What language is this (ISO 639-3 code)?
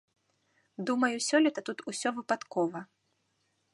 bel